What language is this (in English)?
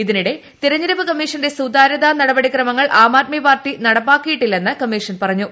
Malayalam